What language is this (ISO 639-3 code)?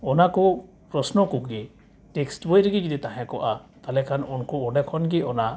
sat